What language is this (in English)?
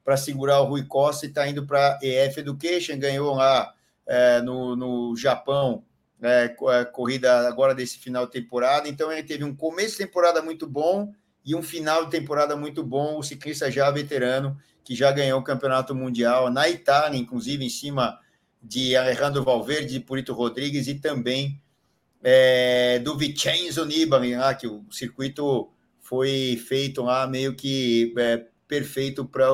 Portuguese